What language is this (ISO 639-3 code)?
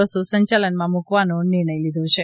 guj